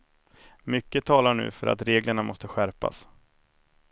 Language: Swedish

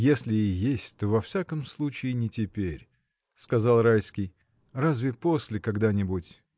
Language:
Russian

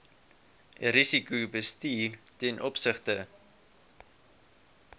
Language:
Afrikaans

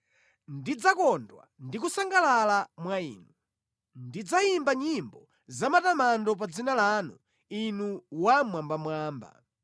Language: Nyanja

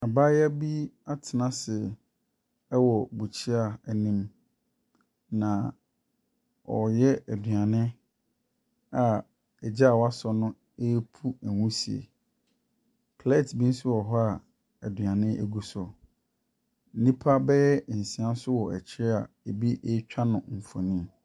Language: Akan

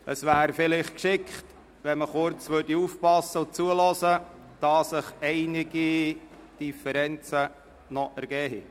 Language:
Swiss German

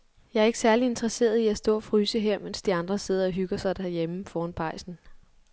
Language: Danish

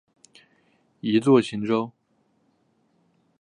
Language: Chinese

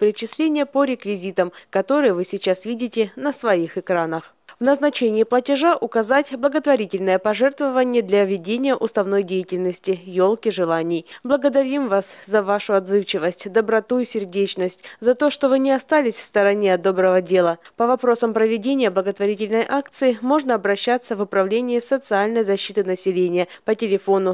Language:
Russian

